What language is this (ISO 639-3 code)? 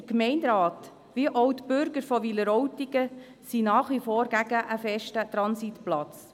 gsw